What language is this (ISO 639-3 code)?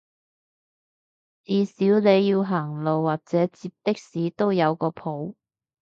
yue